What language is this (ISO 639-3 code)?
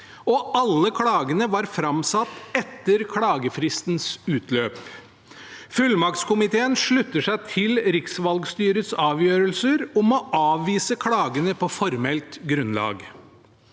nor